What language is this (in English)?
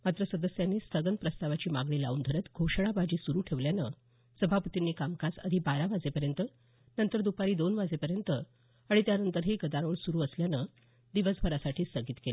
Marathi